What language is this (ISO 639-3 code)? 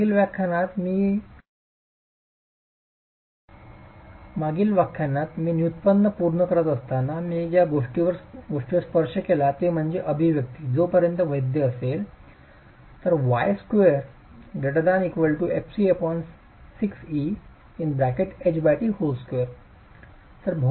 mar